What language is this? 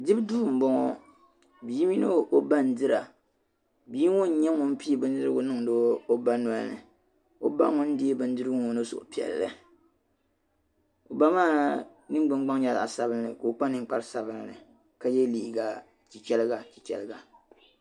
Dagbani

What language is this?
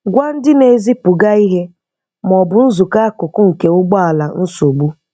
Igbo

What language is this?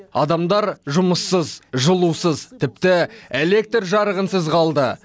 Kazakh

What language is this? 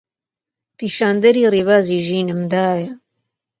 Central Kurdish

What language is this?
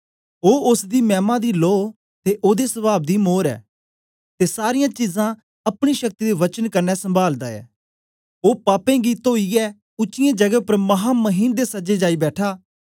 Dogri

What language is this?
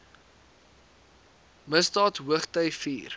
Afrikaans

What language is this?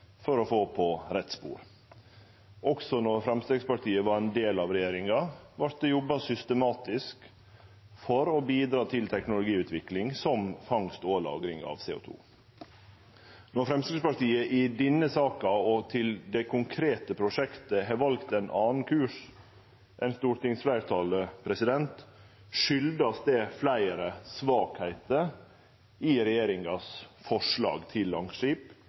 Norwegian Nynorsk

